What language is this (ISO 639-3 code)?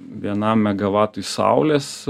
lit